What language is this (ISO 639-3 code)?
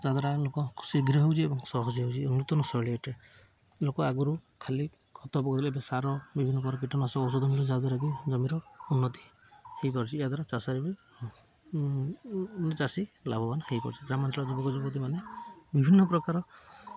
ori